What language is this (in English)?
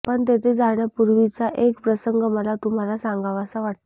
Marathi